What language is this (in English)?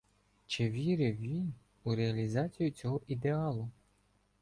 Ukrainian